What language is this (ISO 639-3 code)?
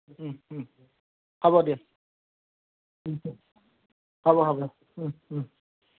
asm